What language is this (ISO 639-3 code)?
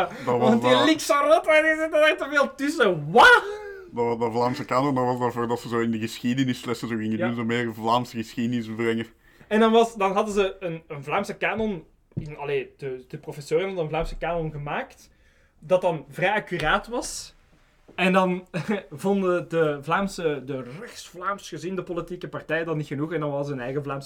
nld